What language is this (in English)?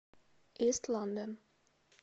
Russian